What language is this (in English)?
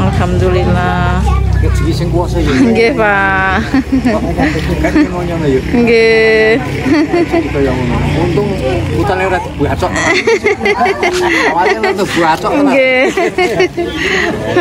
Indonesian